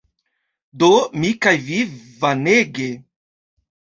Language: Esperanto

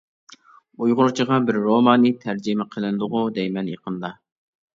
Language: Uyghur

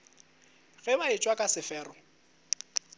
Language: Northern Sotho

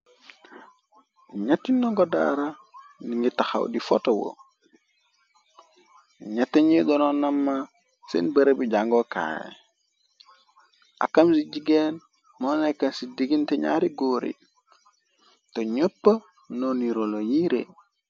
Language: Wolof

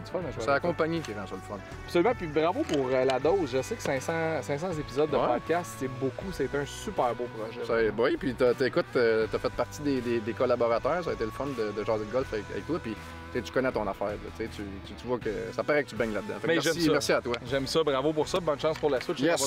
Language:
French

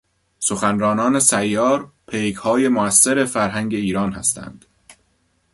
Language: Persian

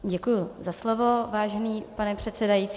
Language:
Czech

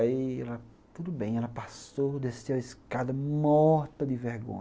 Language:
Portuguese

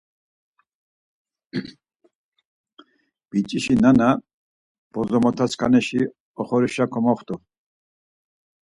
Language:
Laz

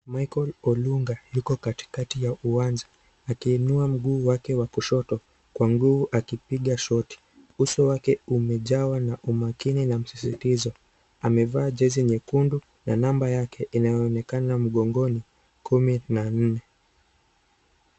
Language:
Swahili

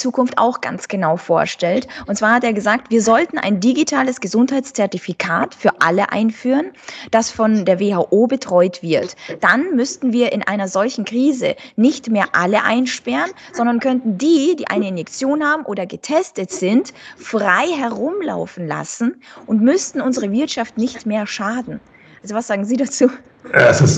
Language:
German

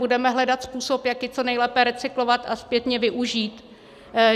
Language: Czech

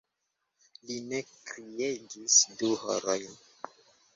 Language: Esperanto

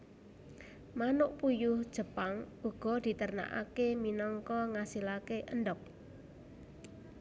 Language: Javanese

